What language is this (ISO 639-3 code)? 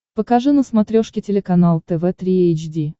rus